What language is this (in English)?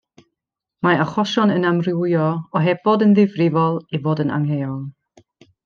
Welsh